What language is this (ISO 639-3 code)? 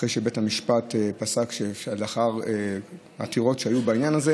heb